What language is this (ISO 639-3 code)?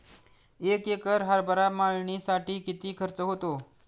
mar